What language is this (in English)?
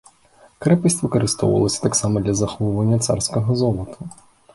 Belarusian